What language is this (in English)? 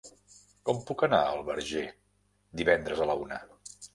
Catalan